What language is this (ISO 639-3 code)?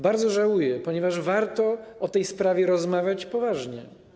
pol